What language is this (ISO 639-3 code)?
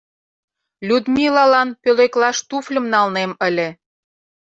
chm